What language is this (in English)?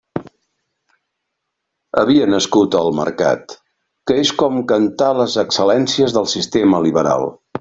Catalan